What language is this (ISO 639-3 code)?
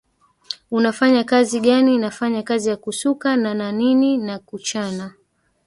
swa